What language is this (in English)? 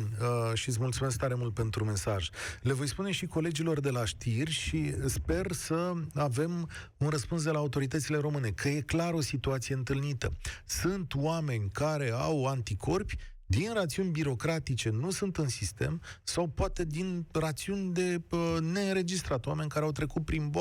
Romanian